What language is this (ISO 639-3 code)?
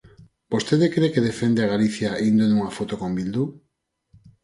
glg